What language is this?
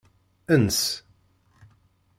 Kabyle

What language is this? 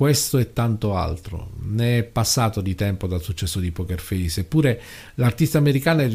Italian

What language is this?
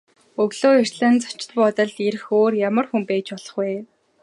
Mongolian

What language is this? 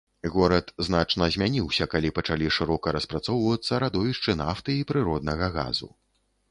Belarusian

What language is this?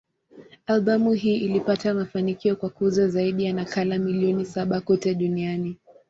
Swahili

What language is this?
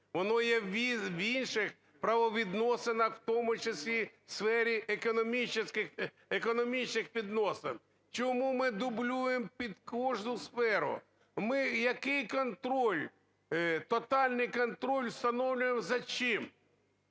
Ukrainian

